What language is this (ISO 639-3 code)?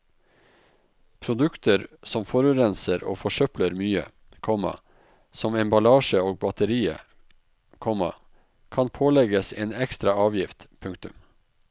nor